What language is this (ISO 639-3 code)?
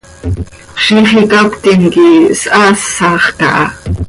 sei